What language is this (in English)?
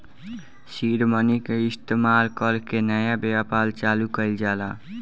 Bhojpuri